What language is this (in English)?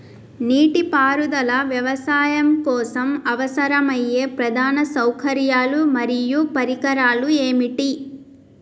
Telugu